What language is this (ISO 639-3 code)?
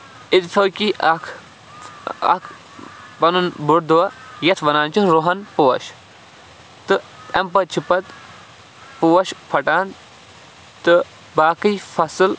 kas